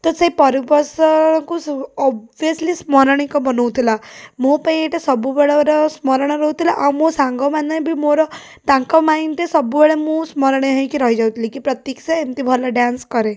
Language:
Odia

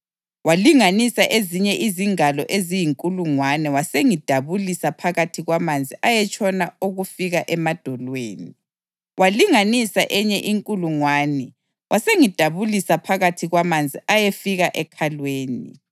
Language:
North Ndebele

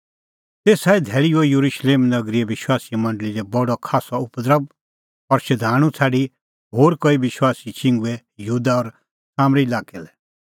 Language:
Kullu Pahari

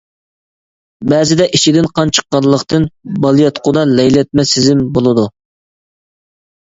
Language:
Uyghur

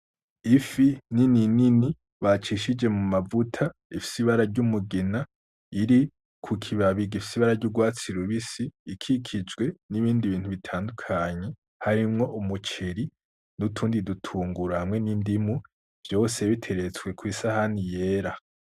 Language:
Rundi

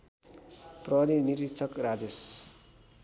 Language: Nepali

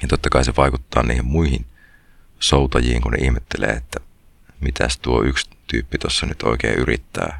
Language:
Finnish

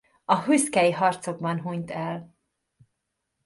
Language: Hungarian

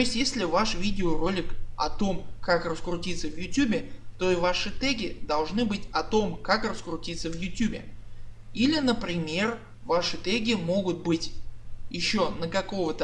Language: Russian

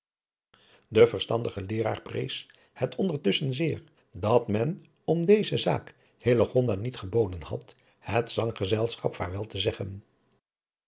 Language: Dutch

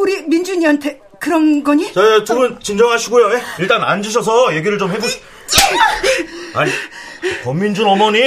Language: Korean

